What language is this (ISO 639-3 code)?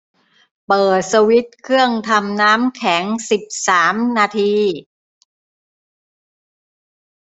tha